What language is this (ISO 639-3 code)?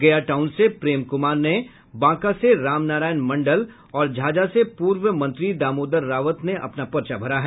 hin